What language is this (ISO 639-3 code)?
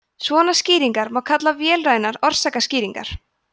isl